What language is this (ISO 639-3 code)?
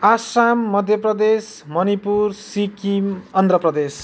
nep